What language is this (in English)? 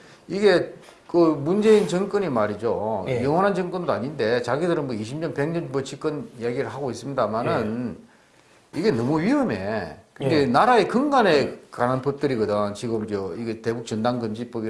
Korean